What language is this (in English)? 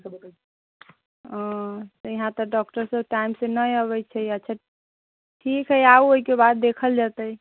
Maithili